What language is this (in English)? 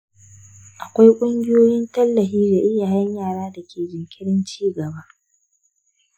Hausa